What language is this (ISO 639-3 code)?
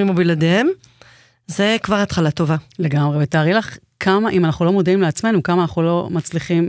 heb